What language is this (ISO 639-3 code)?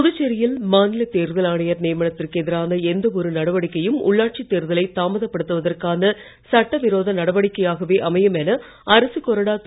tam